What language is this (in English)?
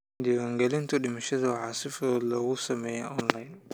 Somali